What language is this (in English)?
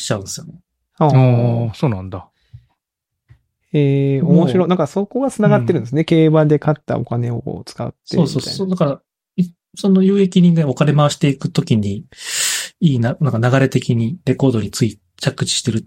Japanese